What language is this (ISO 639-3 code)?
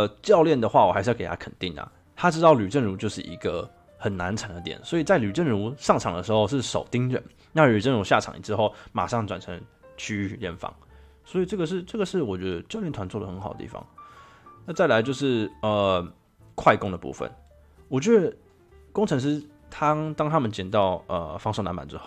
zho